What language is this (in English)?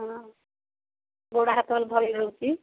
Odia